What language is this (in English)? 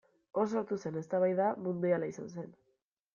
Basque